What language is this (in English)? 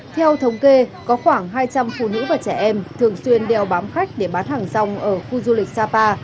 Vietnamese